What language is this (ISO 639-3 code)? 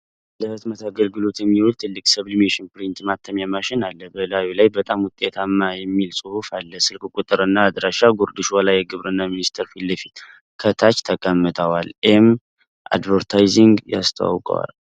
amh